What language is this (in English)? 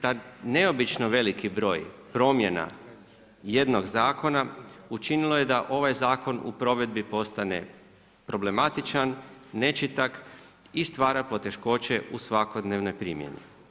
Croatian